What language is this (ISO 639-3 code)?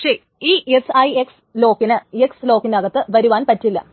mal